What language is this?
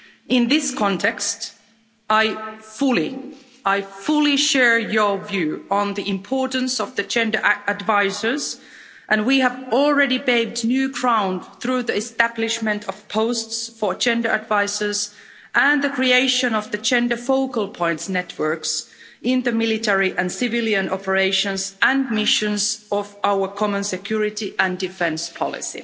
English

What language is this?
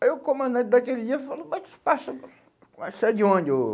Portuguese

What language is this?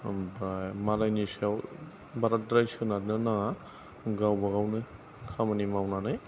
Bodo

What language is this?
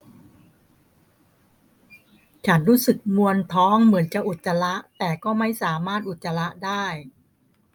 Thai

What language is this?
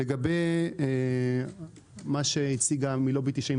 Hebrew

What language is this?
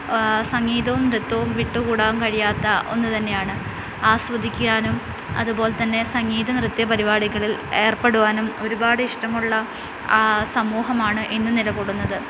Malayalam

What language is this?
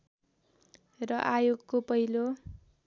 Nepali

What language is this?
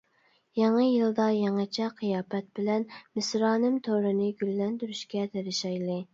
Uyghur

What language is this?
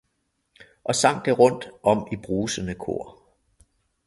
Danish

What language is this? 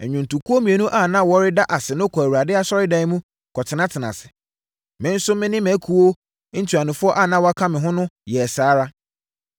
Akan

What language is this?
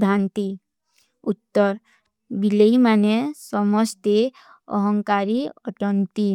Kui (India)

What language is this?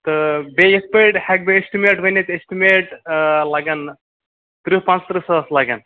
Kashmiri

